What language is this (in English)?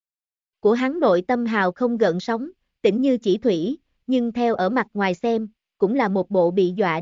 Vietnamese